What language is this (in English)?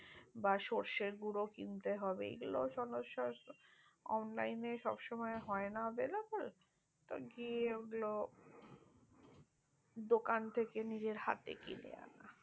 Bangla